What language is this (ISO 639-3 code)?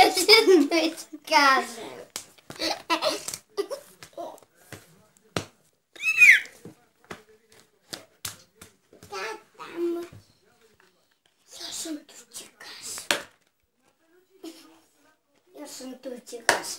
lav